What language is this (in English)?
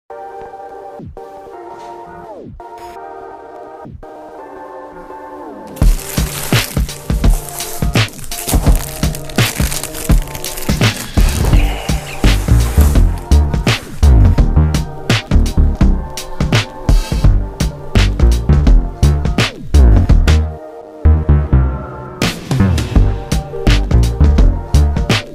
English